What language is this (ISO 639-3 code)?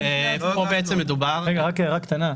heb